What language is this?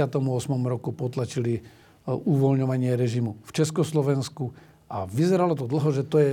Slovak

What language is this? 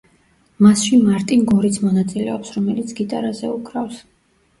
Georgian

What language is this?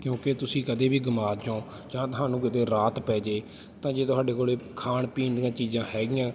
Punjabi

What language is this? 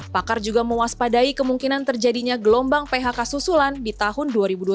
Indonesian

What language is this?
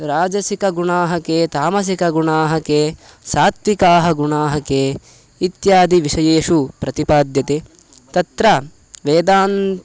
Sanskrit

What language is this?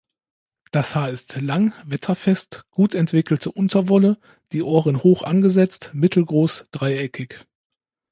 German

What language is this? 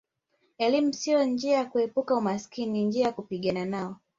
Swahili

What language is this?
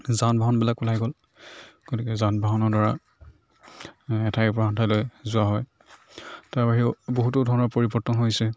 Assamese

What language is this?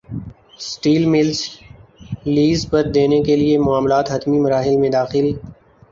Urdu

